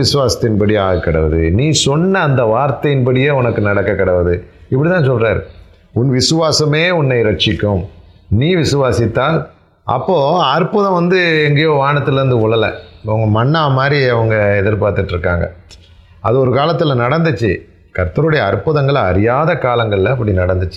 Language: Tamil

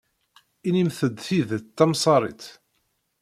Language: Kabyle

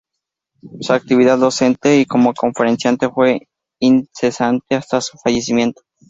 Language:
Spanish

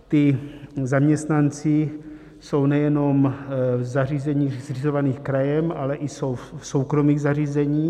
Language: Czech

